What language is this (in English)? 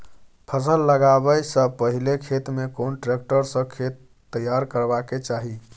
Maithili